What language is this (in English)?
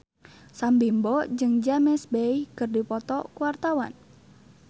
Sundanese